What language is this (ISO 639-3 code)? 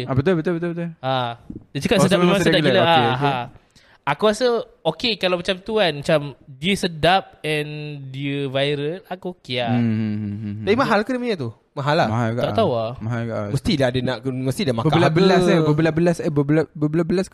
msa